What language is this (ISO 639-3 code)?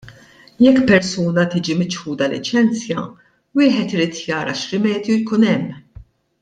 mlt